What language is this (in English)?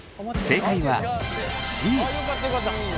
Japanese